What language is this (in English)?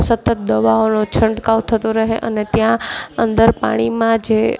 Gujarati